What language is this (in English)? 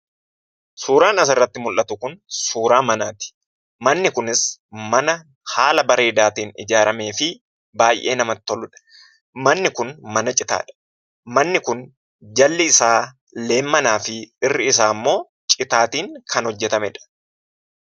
Oromo